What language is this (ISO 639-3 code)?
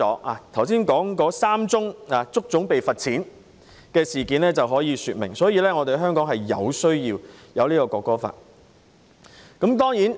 yue